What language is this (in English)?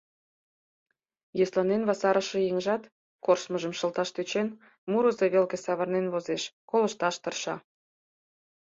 Mari